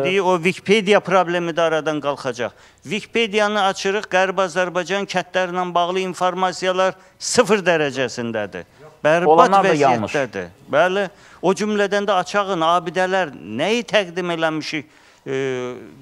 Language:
Turkish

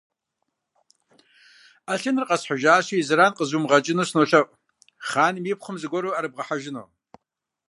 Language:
Kabardian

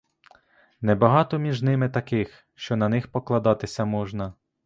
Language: Ukrainian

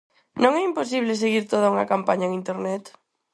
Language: Galician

